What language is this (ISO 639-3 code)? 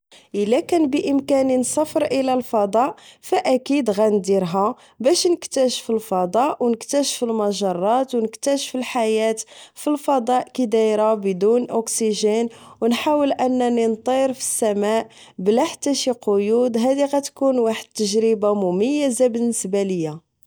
ary